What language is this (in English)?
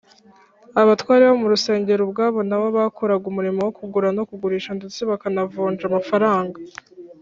Kinyarwanda